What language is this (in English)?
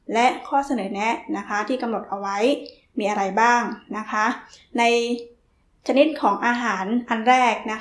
Thai